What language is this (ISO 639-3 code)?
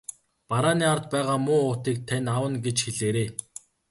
mon